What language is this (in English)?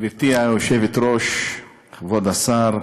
Hebrew